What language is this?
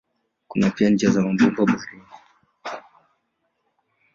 Swahili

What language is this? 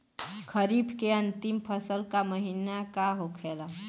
Bhojpuri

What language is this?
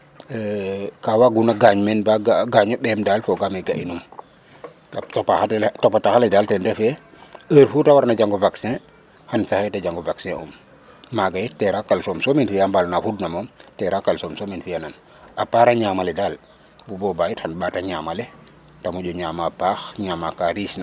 Serer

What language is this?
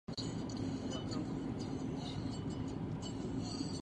Czech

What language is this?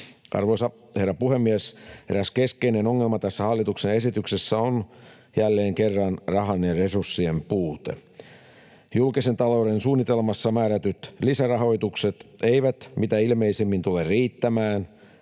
Finnish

